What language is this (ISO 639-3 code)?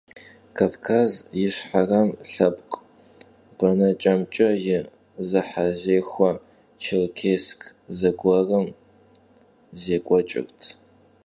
kbd